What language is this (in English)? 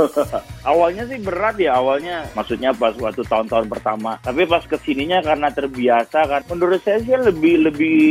Indonesian